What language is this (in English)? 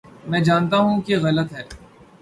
Urdu